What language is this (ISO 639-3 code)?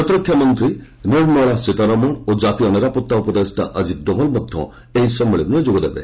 ori